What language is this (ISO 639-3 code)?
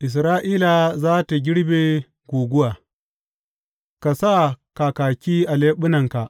hau